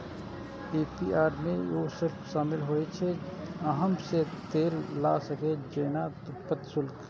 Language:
Maithili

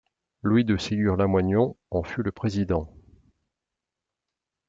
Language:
French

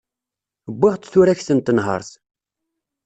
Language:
Kabyle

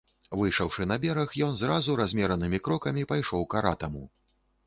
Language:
Belarusian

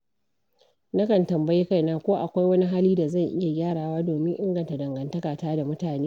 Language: Hausa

